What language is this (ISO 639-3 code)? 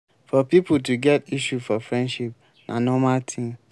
pcm